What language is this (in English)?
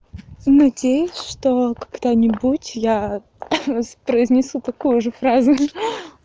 Russian